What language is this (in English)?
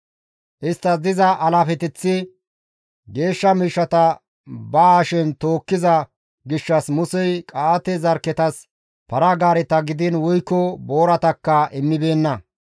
Gamo